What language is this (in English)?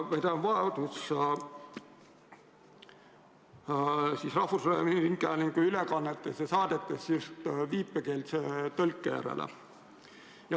Estonian